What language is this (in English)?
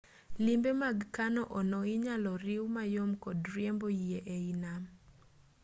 Luo (Kenya and Tanzania)